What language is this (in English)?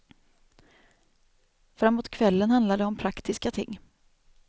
Swedish